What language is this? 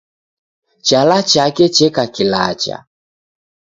Taita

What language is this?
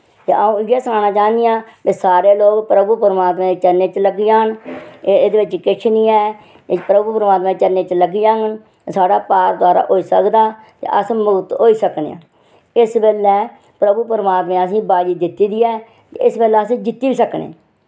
Dogri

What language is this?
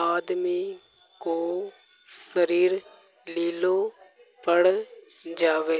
Hadothi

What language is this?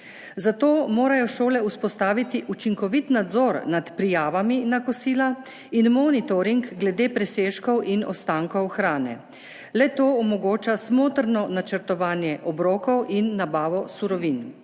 Slovenian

